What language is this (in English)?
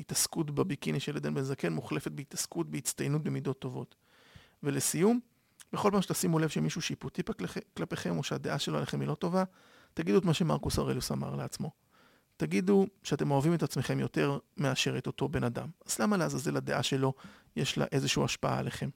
Hebrew